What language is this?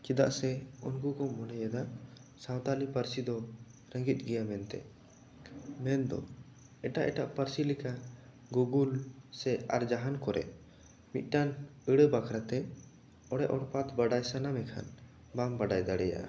Santali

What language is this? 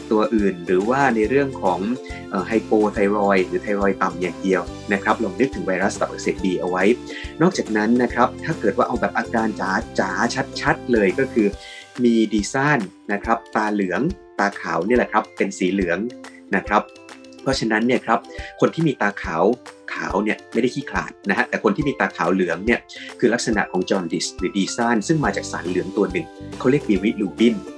Thai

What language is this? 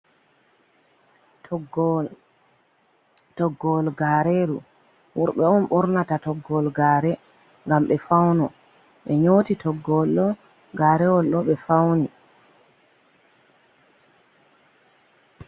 Fula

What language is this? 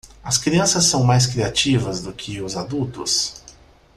Portuguese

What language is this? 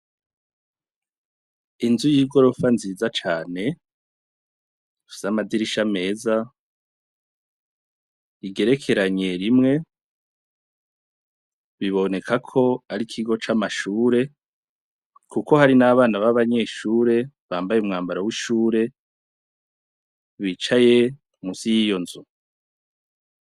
Rundi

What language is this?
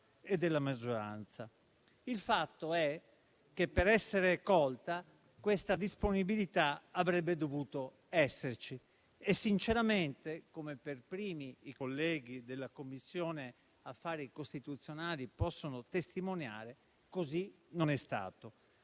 Italian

